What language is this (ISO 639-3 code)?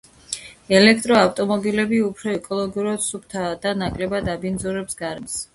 kat